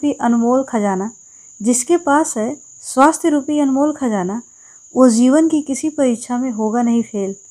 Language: Hindi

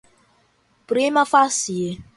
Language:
Portuguese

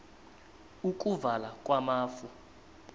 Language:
South Ndebele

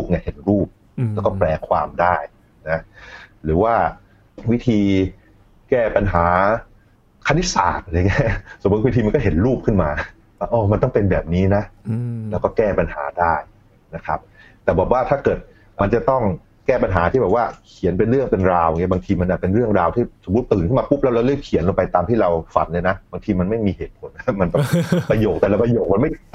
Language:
Thai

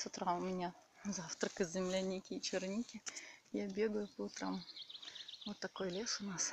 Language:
Russian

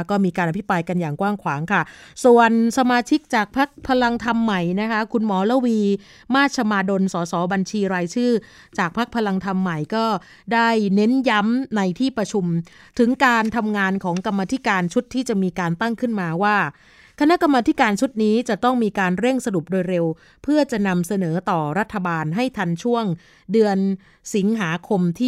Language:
Thai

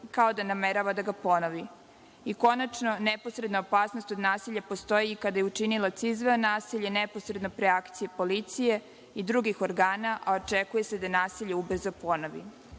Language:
Serbian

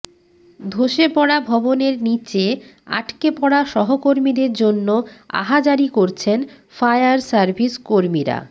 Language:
Bangla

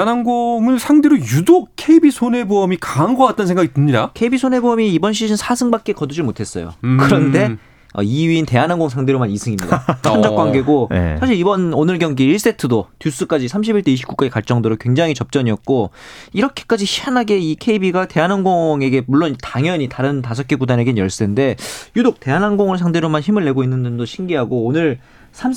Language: Korean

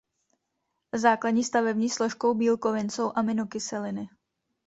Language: Czech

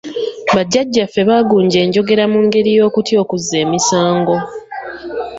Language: Ganda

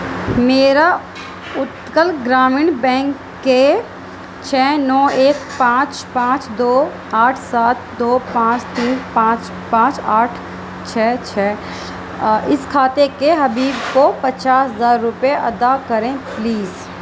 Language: Urdu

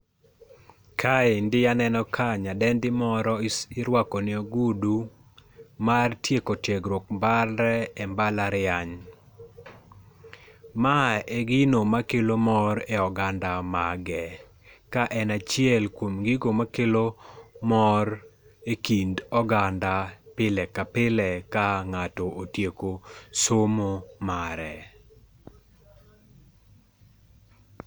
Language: Luo (Kenya and Tanzania)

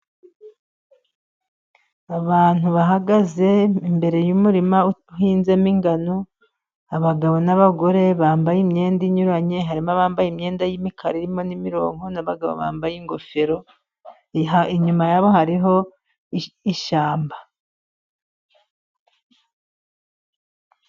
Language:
Kinyarwanda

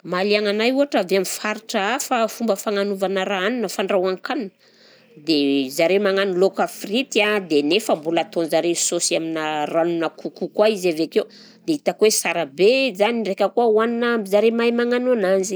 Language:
Southern Betsimisaraka Malagasy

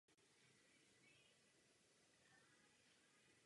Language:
Czech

